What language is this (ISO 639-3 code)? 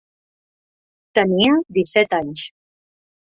cat